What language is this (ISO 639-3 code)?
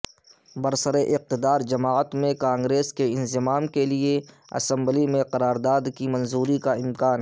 urd